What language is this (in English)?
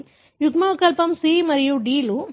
Telugu